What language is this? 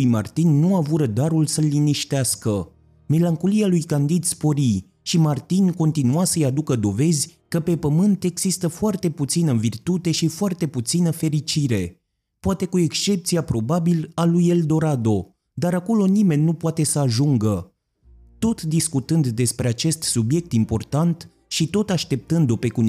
Romanian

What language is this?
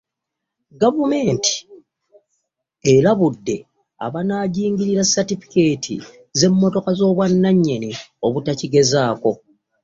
Ganda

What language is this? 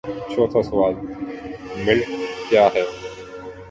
Urdu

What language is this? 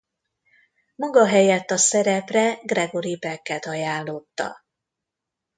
Hungarian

